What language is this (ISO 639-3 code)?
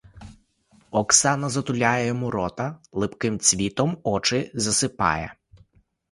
ukr